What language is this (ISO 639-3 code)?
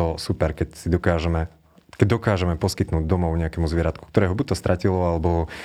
slk